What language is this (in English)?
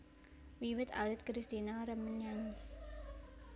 Javanese